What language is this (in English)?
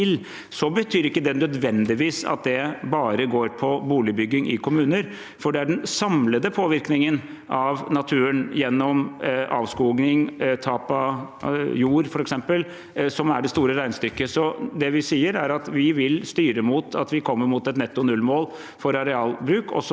Norwegian